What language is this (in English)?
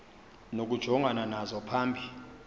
Xhosa